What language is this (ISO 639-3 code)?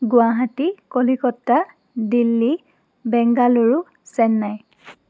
asm